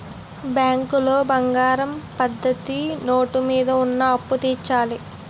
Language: Telugu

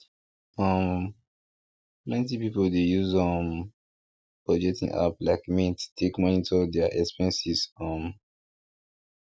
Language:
Nigerian Pidgin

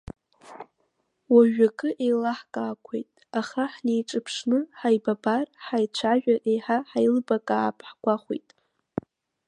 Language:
Abkhazian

